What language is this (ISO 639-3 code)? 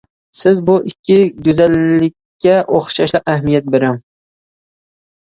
uig